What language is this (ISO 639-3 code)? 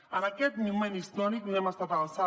cat